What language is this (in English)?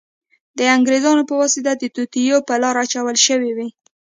Pashto